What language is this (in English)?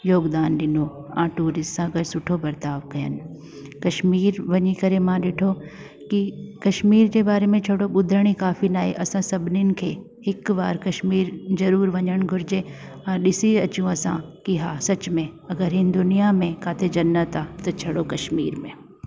Sindhi